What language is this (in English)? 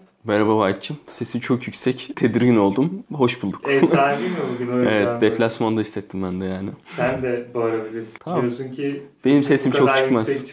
Turkish